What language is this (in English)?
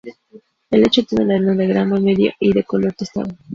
Spanish